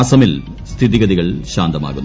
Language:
Malayalam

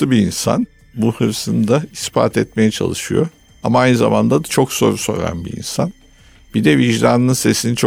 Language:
Turkish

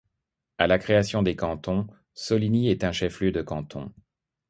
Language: French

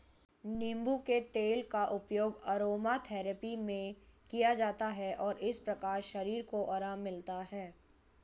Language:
Hindi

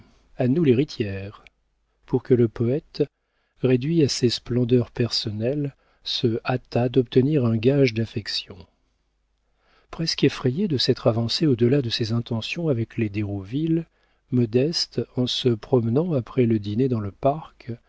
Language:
French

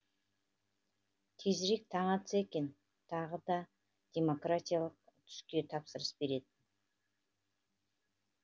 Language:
Kazakh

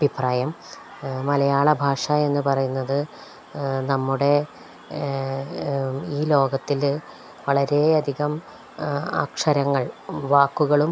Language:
Malayalam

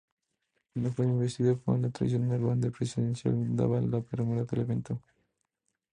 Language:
Spanish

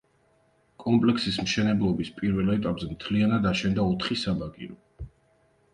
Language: Georgian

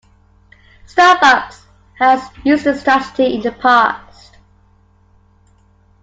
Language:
English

